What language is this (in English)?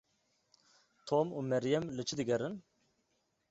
Kurdish